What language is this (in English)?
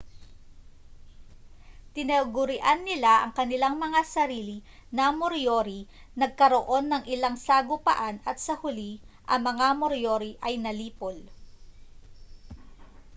Filipino